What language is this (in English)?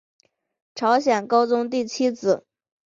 Chinese